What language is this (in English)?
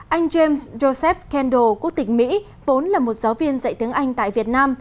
Vietnamese